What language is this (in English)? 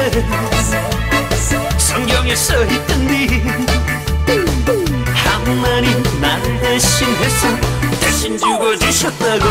Korean